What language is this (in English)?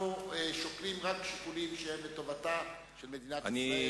Hebrew